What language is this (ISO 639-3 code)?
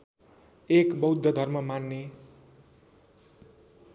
nep